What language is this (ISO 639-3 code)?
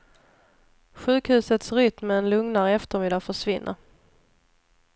swe